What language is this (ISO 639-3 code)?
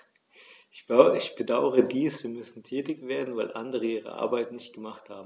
deu